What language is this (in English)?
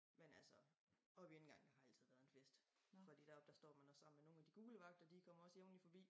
Danish